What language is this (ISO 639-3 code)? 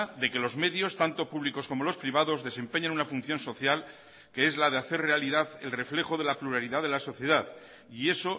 spa